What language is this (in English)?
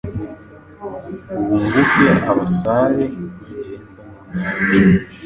Kinyarwanda